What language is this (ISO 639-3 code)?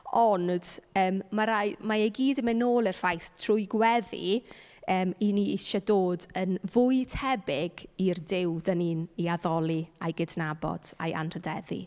cym